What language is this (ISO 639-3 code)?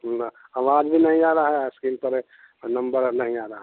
hin